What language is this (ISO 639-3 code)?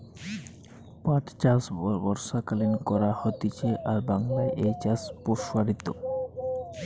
ben